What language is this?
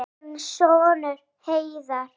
Icelandic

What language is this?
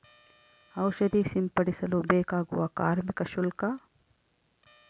Kannada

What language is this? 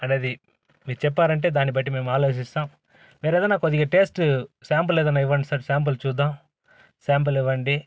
Telugu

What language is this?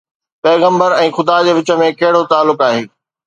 Sindhi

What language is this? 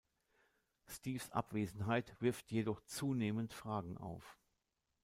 German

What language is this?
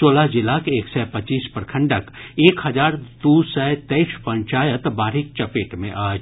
Maithili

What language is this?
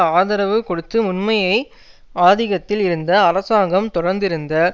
Tamil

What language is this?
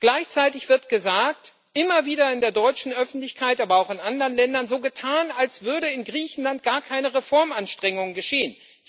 German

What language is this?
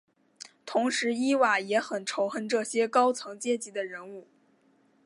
Chinese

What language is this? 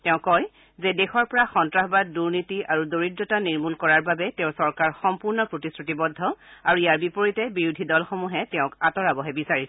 Assamese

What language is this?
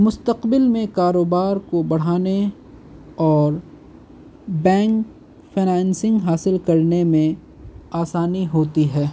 Urdu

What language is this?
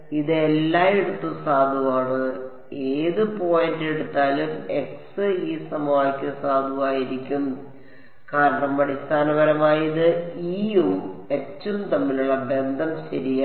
Malayalam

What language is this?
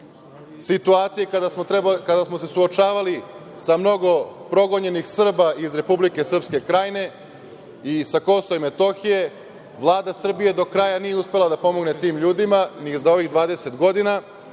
Serbian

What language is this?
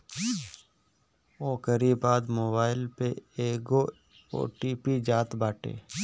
Bhojpuri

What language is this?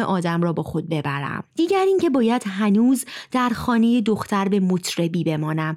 Persian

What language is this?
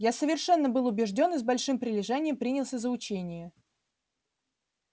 Russian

